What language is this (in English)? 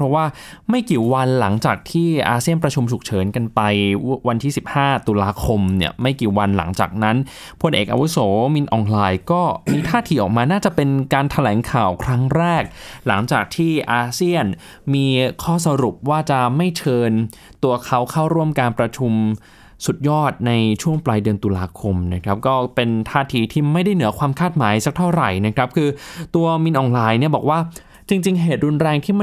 Thai